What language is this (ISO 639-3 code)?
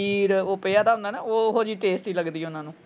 pan